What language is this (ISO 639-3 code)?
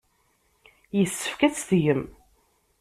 kab